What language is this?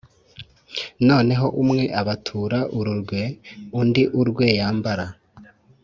Kinyarwanda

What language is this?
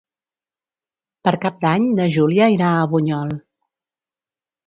Catalan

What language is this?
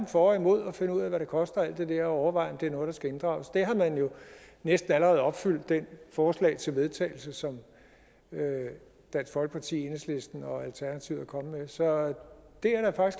Danish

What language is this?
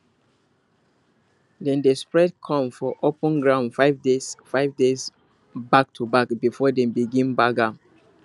Nigerian Pidgin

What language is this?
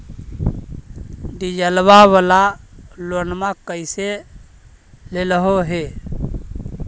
Magahi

